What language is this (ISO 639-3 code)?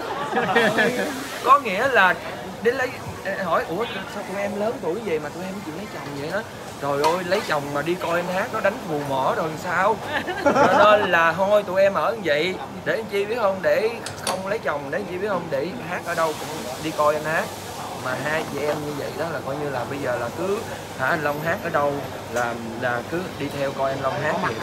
vie